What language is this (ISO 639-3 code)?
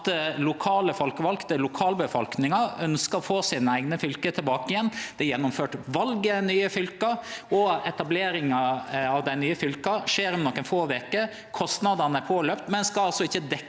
nor